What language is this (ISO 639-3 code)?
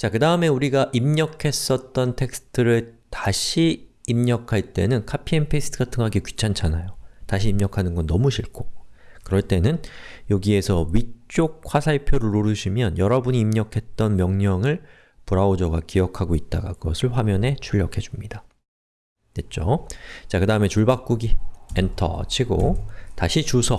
kor